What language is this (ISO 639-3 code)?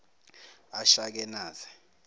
zul